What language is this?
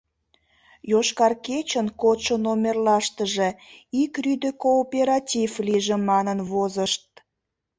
Mari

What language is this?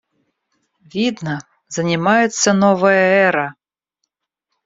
Russian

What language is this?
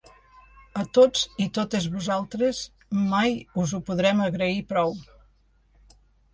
Catalan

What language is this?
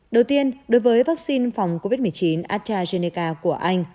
Vietnamese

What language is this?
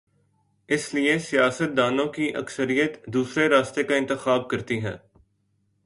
Urdu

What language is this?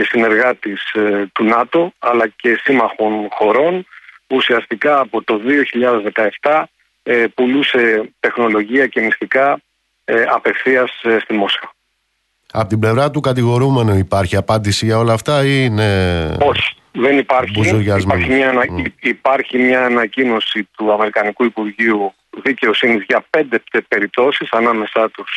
Greek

